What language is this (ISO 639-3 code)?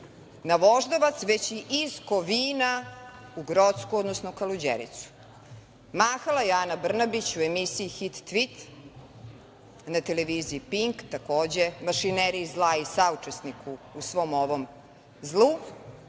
srp